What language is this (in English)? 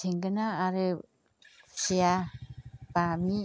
Bodo